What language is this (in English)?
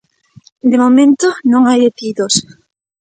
Galician